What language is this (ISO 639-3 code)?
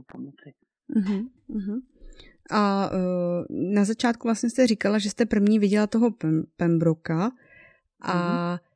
ces